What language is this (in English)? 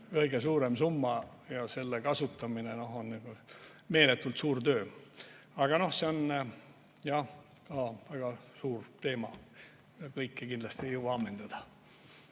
Estonian